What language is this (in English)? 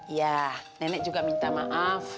Indonesian